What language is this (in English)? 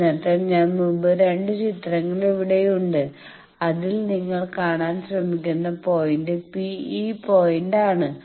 Malayalam